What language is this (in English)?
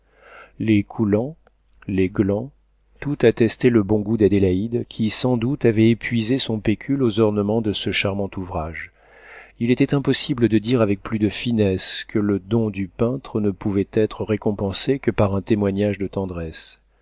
French